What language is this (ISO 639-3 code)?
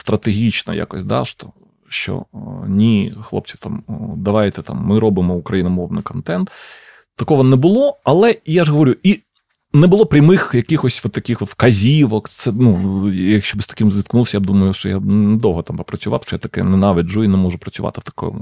ukr